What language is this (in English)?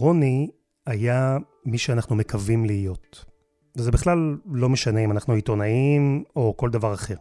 Hebrew